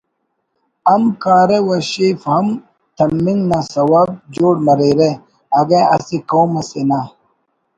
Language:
Brahui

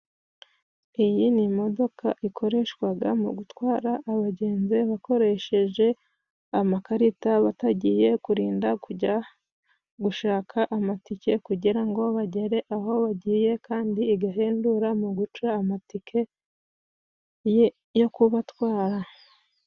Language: Kinyarwanda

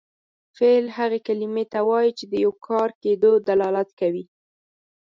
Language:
Pashto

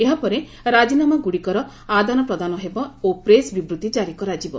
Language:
Odia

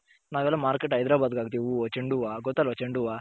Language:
Kannada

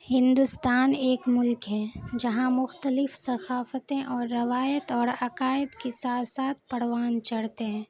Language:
Urdu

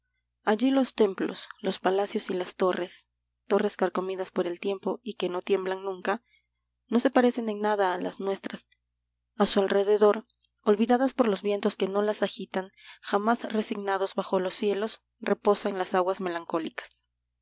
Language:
Spanish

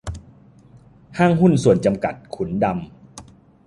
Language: Thai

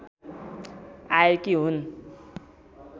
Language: Nepali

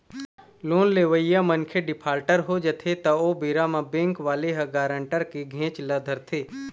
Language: Chhattisgarhi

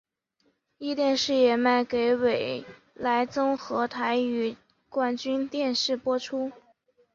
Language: Chinese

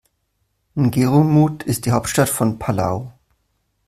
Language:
German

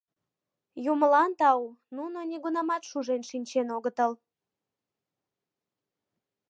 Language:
Mari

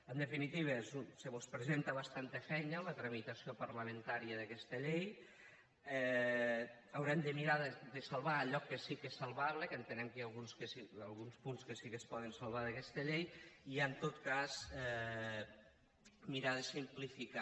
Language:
Catalan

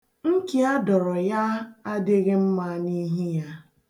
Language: Igbo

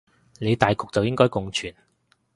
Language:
Cantonese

